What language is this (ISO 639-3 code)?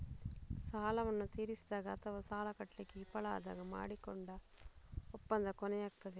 kan